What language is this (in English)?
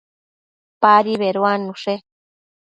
Matsés